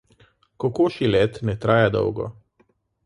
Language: Slovenian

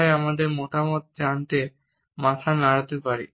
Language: Bangla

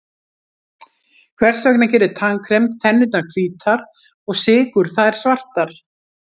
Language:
Icelandic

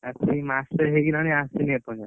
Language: Odia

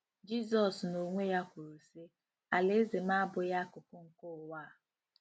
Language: Igbo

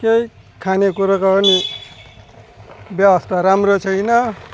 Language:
Nepali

